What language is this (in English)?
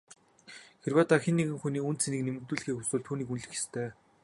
Mongolian